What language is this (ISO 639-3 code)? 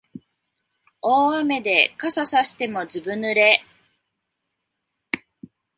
jpn